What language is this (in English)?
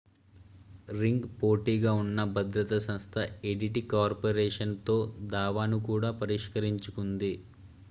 Telugu